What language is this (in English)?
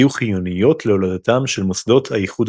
Hebrew